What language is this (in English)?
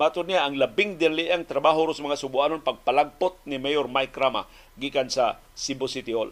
Filipino